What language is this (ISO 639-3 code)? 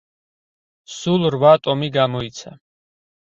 kat